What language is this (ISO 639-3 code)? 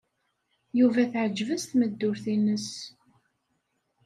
kab